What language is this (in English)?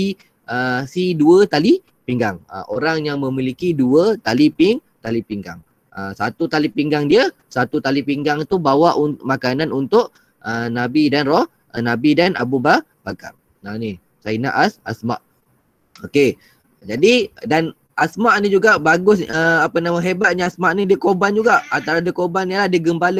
Malay